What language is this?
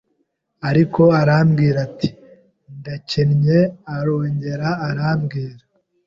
Kinyarwanda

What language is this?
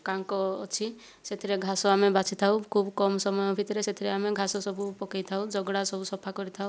Odia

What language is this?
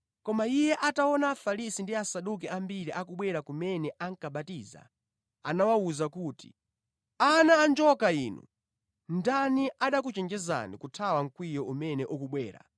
Nyanja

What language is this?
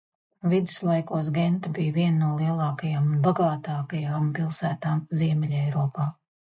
Latvian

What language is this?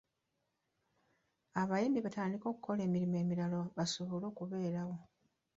Ganda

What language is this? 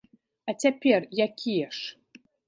Belarusian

